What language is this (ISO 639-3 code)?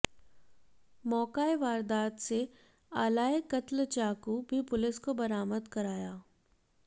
hin